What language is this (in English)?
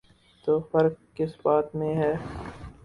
Urdu